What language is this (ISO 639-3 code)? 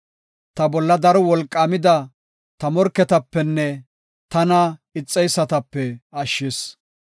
gof